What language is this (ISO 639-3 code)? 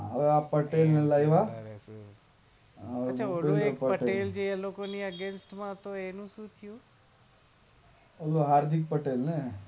guj